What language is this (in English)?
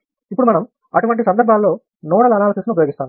Telugu